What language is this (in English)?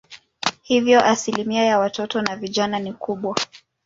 Swahili